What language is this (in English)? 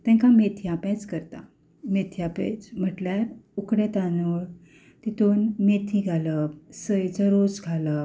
Konkani